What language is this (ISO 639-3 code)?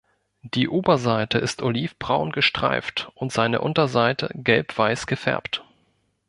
deu